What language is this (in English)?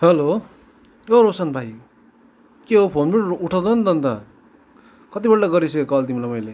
Nepali